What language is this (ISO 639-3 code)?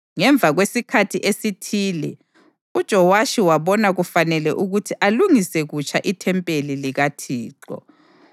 nde